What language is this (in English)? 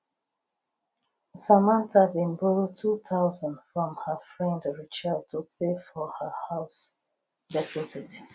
Nigerian Pidgin